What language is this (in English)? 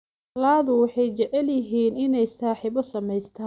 Somali